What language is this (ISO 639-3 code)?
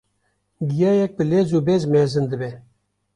kur